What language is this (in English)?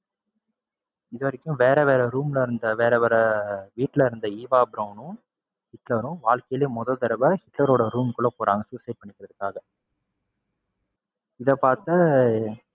Tamil